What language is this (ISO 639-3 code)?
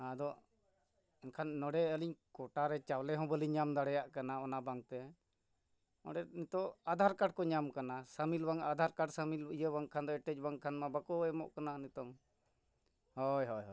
sat